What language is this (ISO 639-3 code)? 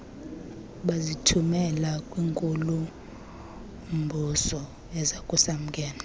xho